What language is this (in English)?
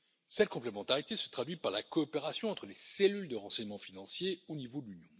French